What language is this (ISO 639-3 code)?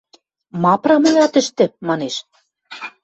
mrj